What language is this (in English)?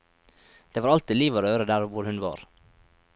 Norwegian